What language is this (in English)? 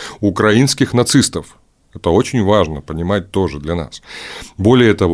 Russian